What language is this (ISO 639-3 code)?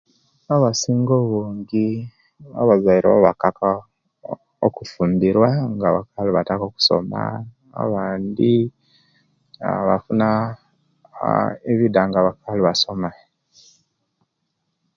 lke